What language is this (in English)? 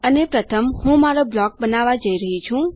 Gujarati